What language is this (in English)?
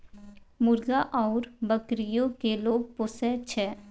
Maithili